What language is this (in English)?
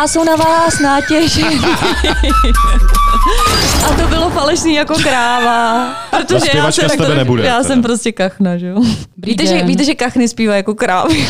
Czech